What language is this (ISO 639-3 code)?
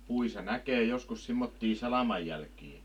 fin